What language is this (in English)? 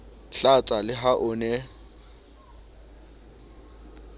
Southern Sotho